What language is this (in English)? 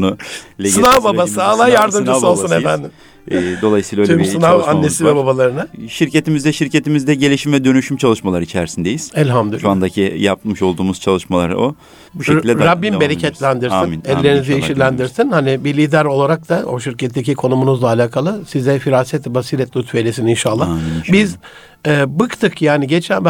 Turkish